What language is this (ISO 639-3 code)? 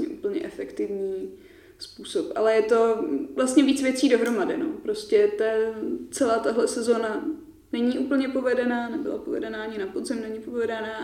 ces